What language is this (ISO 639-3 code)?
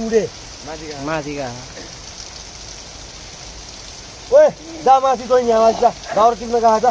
tha